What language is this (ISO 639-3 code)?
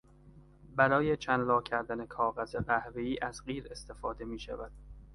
fas